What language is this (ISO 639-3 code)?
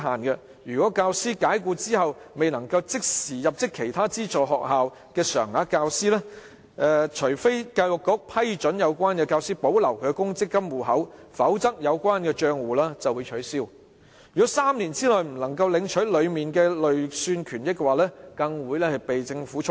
yue